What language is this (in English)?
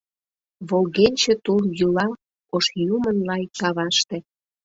Mari